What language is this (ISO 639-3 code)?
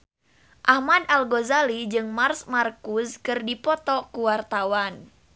sun